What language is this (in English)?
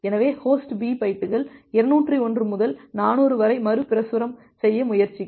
Tamil